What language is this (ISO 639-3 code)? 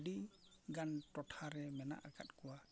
sat